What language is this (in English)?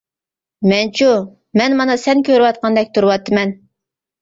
Uyghur